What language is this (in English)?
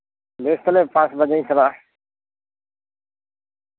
Santali